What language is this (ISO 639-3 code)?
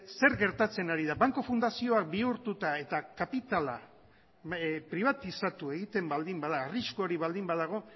eus